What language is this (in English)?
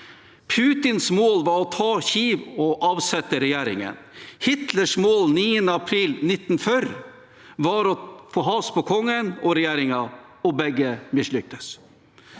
Norwegian